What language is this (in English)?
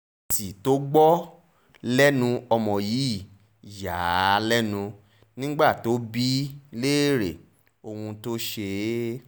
Yoruba